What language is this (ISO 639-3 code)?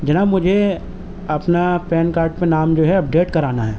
urd